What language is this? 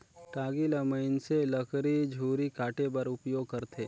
Chhattisgarhi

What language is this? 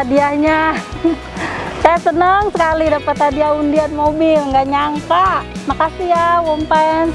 Indonesian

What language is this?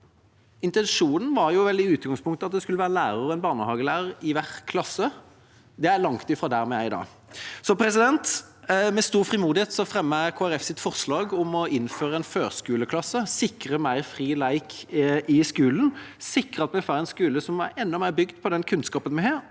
Norwegian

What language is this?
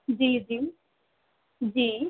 Sindhi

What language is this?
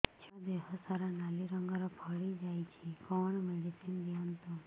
Odia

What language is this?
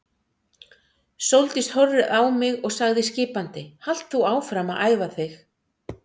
Icelandic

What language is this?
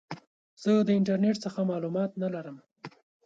Pashto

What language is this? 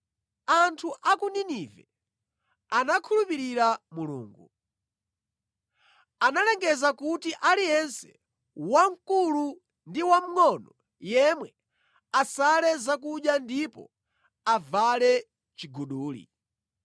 Nyanja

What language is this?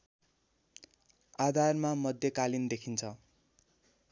Nepali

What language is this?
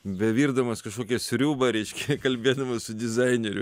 Lithuanian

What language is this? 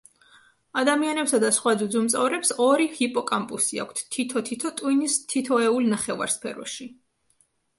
Georgian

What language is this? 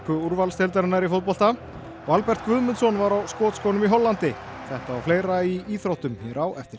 Icelandic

